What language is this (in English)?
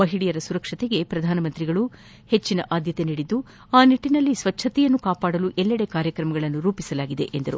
Kannada